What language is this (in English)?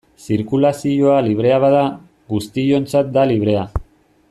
Basque